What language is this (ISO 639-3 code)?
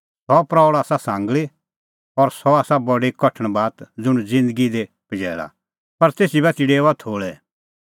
kfx